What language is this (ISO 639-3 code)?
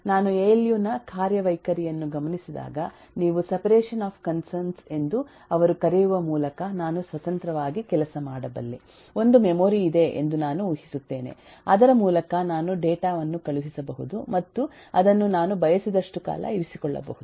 kan